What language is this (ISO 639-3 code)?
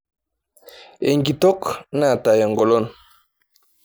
mas